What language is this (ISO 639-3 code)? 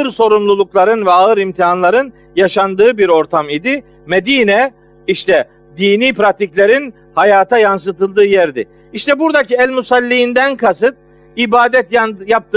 tur